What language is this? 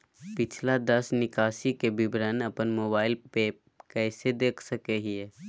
Magahi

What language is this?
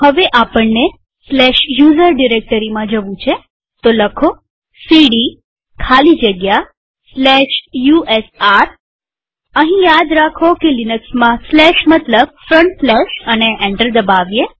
Gujarati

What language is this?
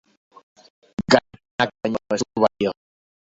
Basque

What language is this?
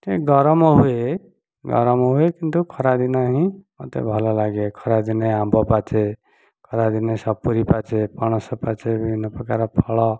Odia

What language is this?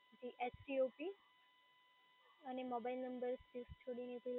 Gujarati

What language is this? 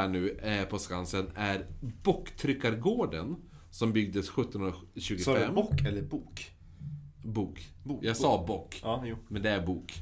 Swedish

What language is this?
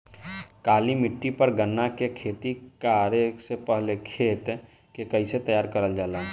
Bhojpuri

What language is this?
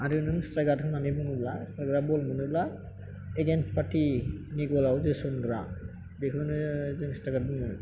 Bodo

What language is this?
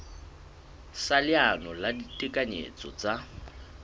Southern Sotho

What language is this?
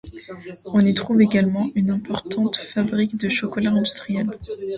French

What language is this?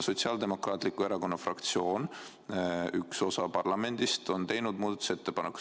Estonian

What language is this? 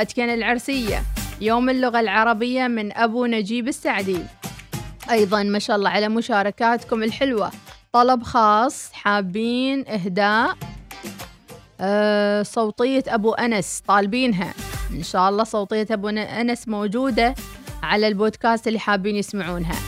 Arabic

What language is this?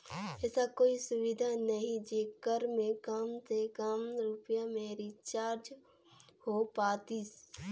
Chhattisgarhi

